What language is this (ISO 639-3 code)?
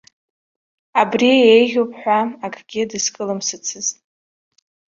abk